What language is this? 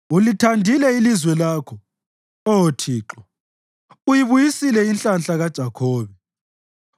North Ndebele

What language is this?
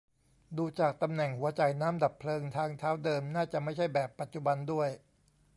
Thai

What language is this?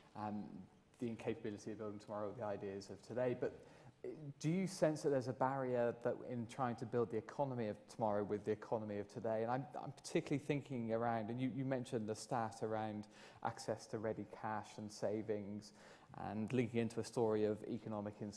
English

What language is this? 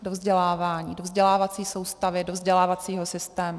Czech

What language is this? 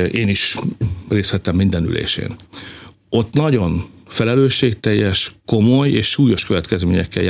Hungarian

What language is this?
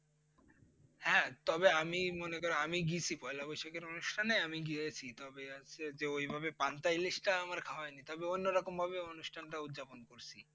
Bangla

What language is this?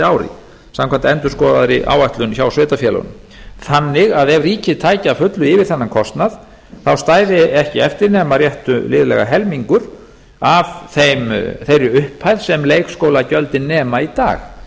Icelandic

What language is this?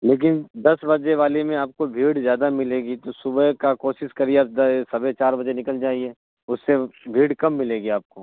Urdu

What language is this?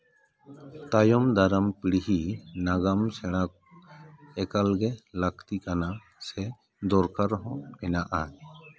Santali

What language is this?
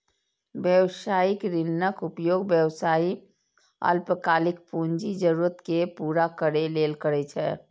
Maithili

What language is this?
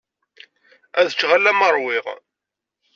Kabyle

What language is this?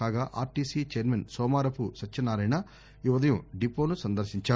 Telugu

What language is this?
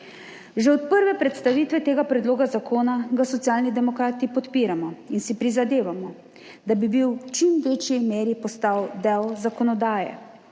Slovenian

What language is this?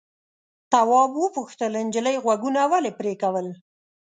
Pashto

